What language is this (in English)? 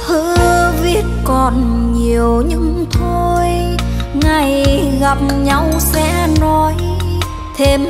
Vietnamese